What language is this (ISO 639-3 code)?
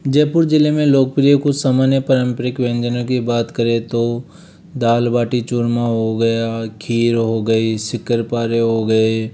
hin